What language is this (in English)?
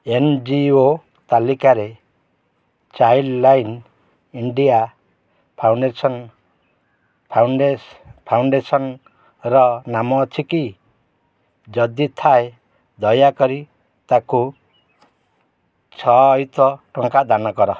Odia